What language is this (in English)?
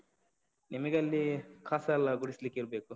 Kannada